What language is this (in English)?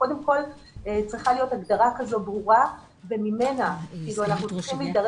Hebrew